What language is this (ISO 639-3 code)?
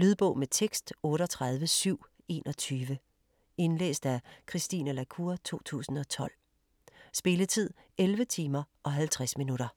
dan